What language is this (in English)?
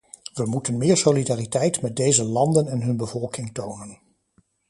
Dutch